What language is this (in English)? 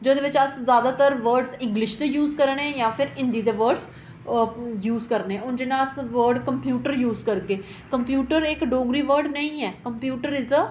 Dogri